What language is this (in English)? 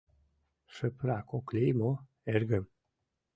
Mari